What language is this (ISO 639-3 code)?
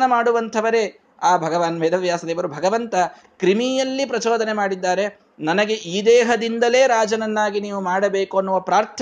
kan